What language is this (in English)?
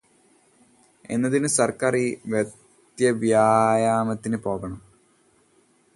Malayalam